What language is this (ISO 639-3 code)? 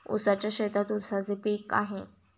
mar